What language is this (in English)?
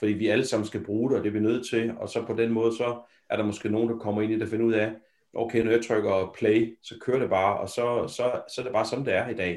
Danish